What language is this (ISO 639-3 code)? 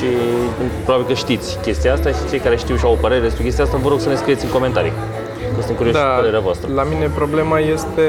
ron